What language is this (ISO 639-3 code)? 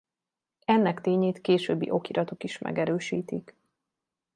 hun